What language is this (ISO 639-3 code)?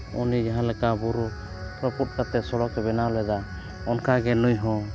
sat